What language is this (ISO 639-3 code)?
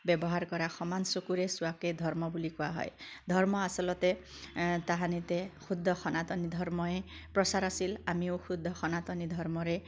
asm